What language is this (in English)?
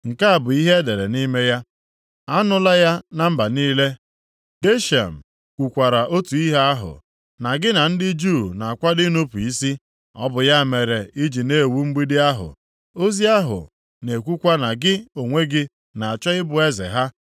Igbo